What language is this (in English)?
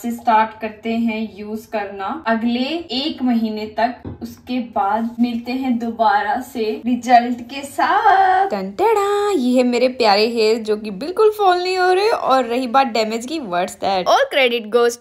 Hindi